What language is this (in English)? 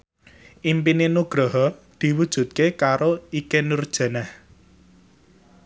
Javanese